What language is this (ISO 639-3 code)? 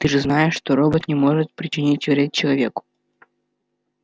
rus